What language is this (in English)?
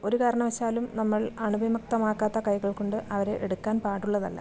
Malayalam